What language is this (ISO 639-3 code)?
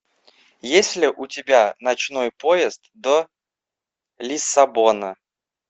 rus